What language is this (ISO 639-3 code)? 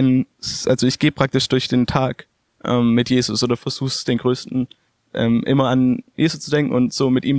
deu